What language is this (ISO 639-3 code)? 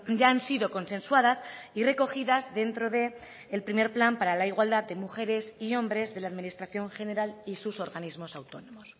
spa